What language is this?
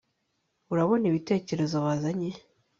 Kinyarwanda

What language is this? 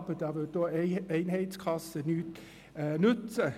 Swiss German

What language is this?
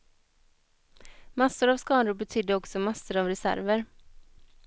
Swedish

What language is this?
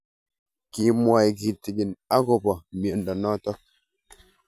Kalenjin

